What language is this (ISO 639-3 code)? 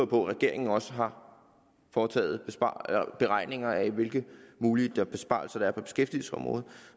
dan